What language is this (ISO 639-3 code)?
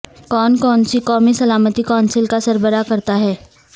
urd